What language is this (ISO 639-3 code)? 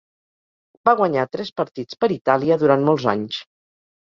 cat